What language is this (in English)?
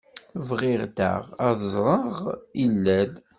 Kabyle